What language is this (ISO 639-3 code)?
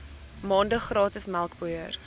afr